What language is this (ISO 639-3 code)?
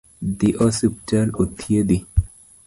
luo